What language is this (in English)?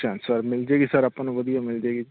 Punjabi